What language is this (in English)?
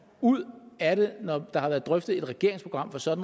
Danish